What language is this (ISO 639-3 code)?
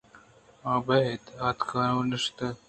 bgp